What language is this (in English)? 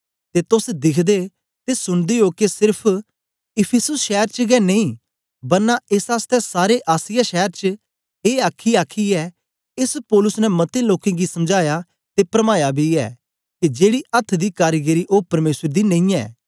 Dogri